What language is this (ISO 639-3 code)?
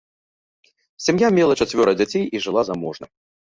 bel